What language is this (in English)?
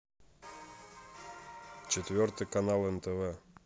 Russian